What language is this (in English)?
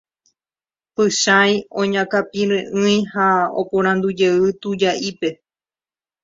Guarani